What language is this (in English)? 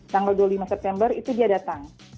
Indonesian